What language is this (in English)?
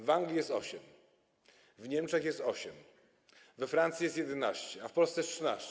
Polish